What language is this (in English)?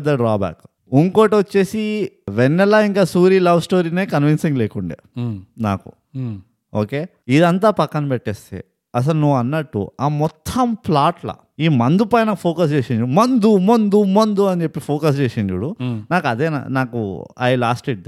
Telugu